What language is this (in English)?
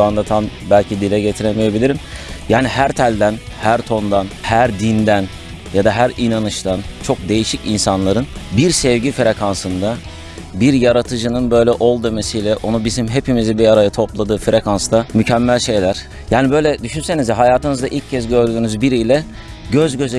Turkish